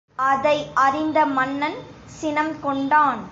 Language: Tamil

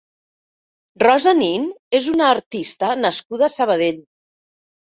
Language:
Catalan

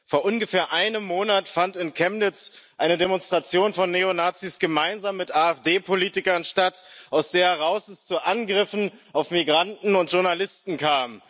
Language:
German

